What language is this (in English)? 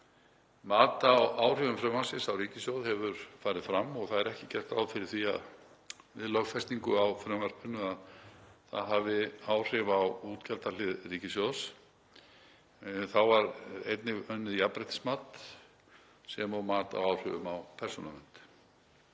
Icelandic